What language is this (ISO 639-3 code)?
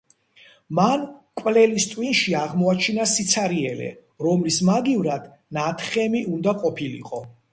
kat